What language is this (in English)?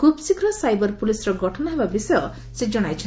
Odia